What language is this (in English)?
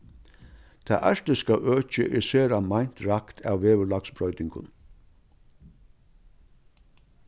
Faroese